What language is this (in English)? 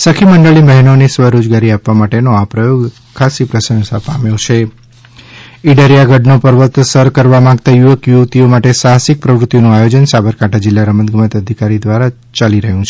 Gujarati